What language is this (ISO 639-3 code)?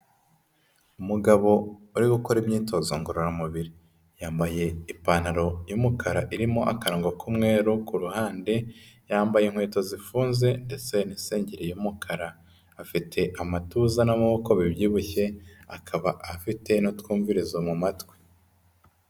kin